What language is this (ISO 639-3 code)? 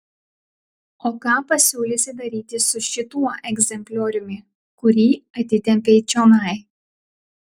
lit